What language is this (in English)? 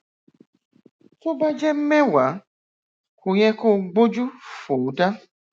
Yoruba